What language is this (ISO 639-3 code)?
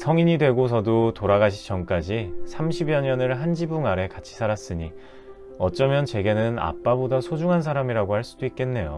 kor